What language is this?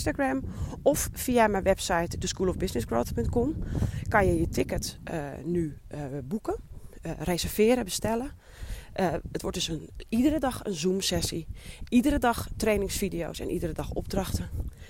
Dutch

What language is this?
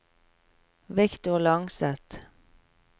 Norwegian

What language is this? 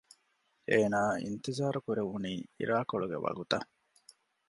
Divehi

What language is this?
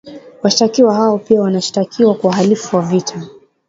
Swahili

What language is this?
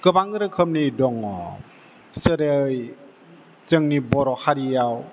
Bodo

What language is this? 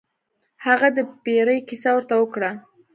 Pashto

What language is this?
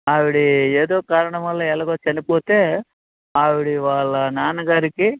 Telugu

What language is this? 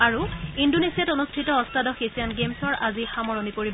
Assamese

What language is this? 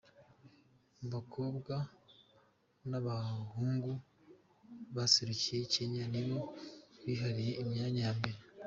Kinyarwanda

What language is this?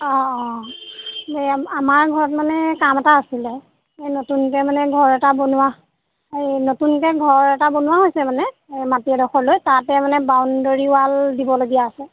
Assamese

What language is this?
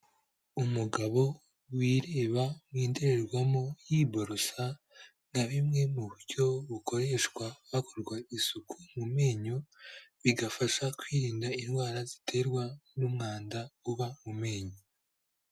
Kinyarwanda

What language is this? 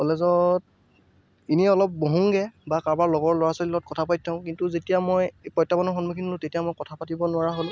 Assamese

